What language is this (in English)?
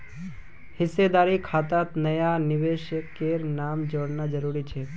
Magahi